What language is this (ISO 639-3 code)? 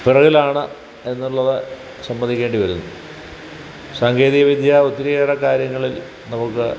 mal